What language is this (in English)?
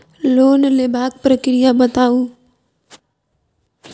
Maithili